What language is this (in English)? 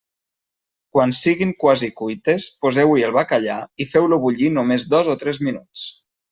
Catalan